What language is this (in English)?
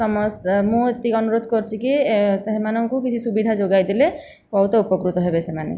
Odia